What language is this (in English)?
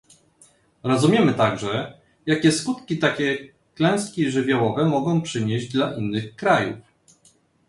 Polish